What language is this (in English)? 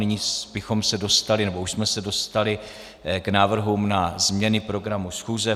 Czech